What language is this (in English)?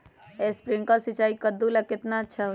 Magahi